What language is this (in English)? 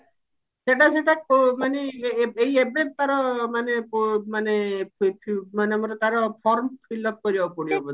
Odia